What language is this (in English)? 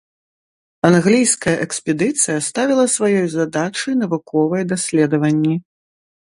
Belarusian